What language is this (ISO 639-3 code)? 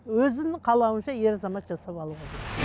kaz